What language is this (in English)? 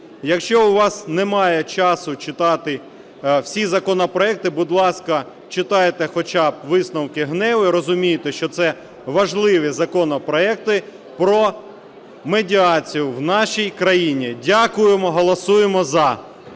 Ukrainian